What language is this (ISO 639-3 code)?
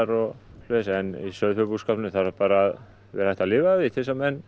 isl